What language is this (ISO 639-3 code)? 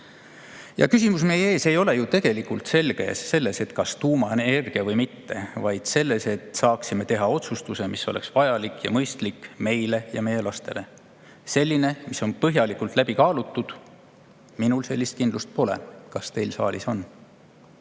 est